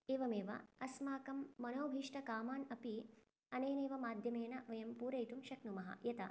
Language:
Sanskrit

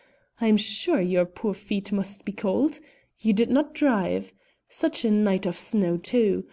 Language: English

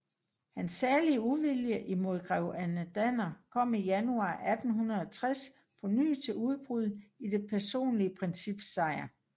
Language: Danish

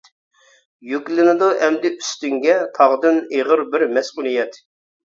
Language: Uyghur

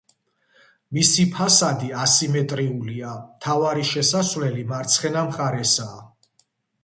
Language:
Georgian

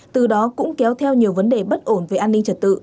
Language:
Vietnamese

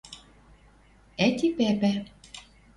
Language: Western Mari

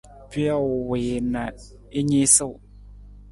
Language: Nawdm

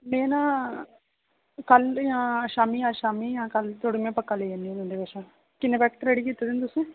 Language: Dogri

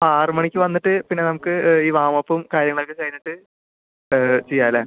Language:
Malayalam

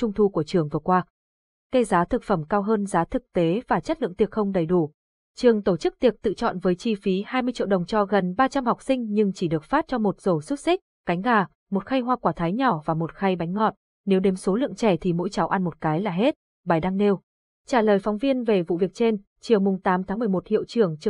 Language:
Vietnamese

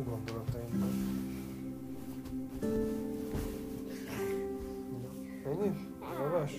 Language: Hungarian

